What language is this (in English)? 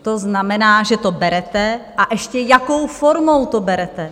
Czech